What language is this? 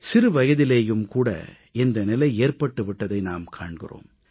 Tamil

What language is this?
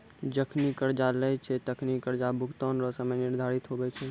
Maithili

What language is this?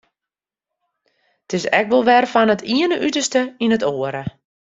Western Frisian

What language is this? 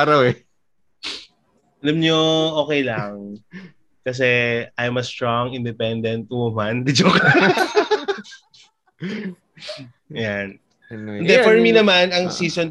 Filipino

